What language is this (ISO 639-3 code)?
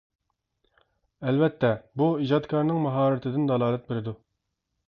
uig